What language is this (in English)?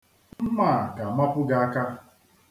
Igbo